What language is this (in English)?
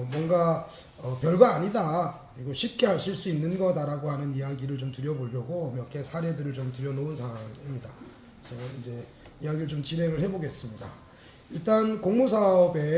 Korean